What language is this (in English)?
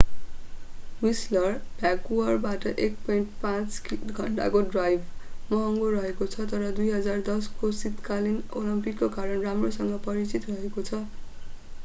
Nepali